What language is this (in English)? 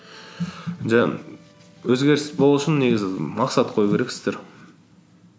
Kazakh